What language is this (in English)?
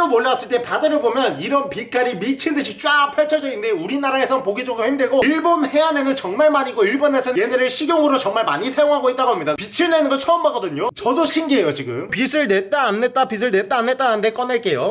Korean